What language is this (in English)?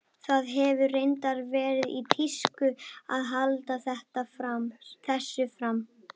Icelandic